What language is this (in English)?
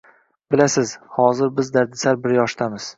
Uzbek